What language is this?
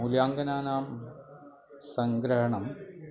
Sanskrit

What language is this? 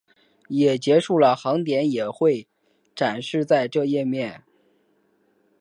Chinese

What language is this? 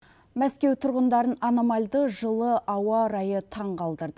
Kazakh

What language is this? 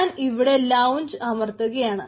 Malayalam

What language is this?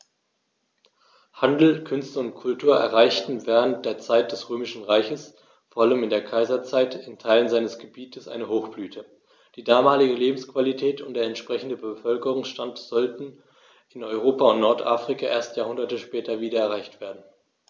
German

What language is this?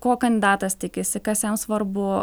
Lithuanian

